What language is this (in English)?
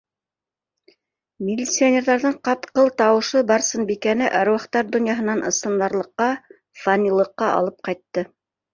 Bashkir